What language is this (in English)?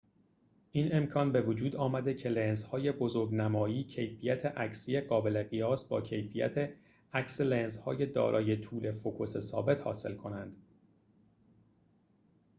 Persian